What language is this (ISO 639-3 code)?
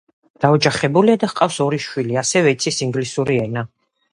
kat